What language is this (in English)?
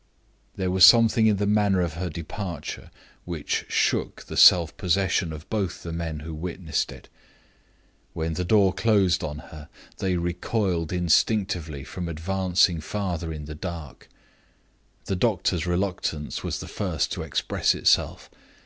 English